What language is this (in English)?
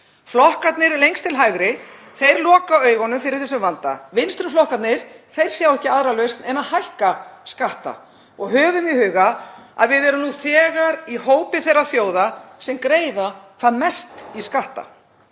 Icelandic